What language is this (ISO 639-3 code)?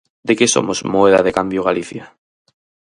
glg